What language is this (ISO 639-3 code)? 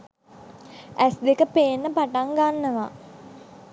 sin